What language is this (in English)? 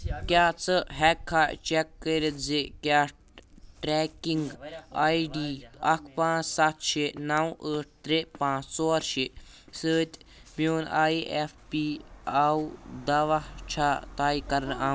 Kashmiri